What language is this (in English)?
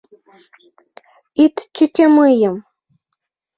Mari